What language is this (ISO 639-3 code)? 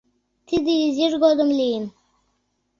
chm